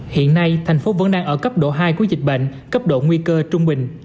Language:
Vietnamese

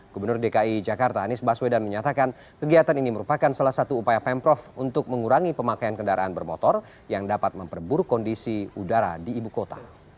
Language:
Indonesian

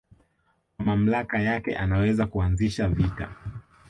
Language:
Swahili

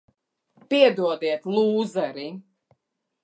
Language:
Latvian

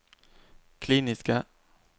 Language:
Norwegian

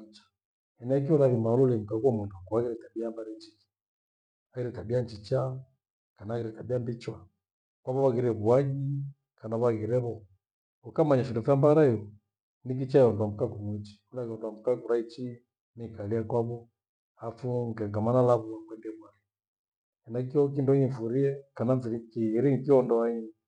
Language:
Gweno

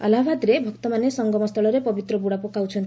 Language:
Odia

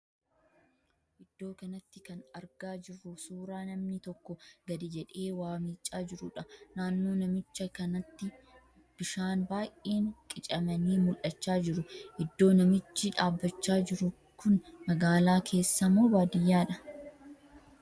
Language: Oromo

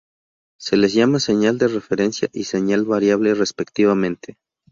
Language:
Spanish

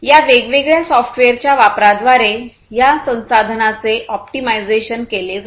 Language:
Marathi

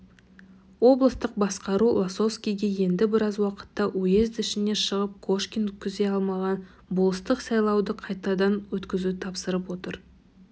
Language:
Kazakh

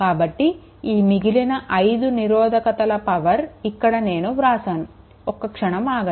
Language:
Telugu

